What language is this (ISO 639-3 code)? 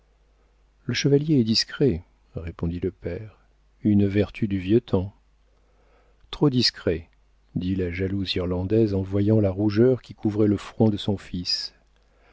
fra